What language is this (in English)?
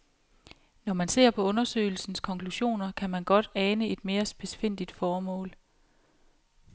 Danish